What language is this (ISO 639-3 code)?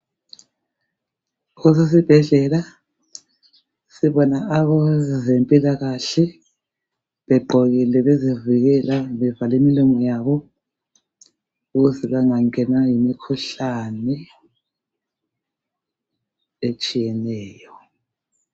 nde